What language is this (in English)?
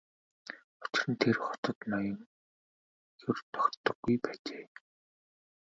Mongolian